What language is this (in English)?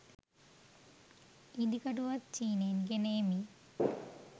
Sinhala